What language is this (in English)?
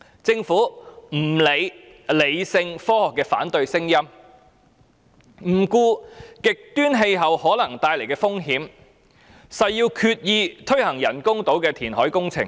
Cantonese